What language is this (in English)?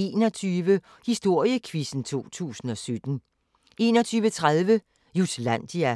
Danish